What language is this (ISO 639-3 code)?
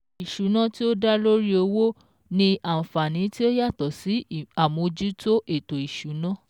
yor